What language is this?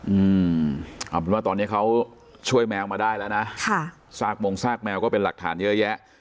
Thai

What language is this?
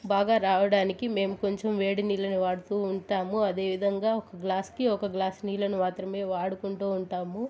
Telugu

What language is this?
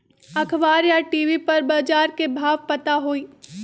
Magahi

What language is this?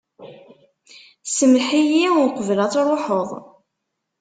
Kabyle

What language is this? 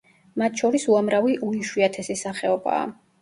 Georgian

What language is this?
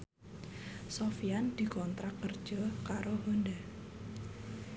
Javanese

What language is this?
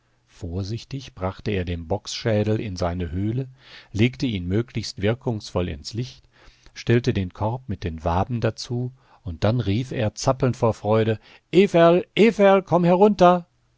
German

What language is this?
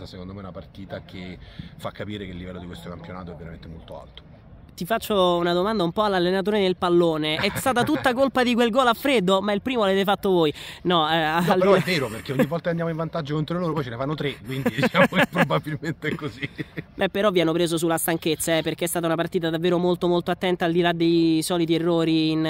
Italian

